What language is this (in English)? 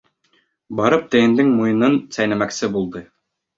Bashkir